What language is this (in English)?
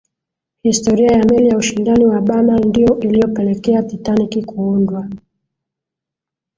Swahili